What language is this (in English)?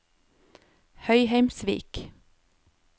Norwegian